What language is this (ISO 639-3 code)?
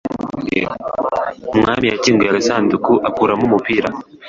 kin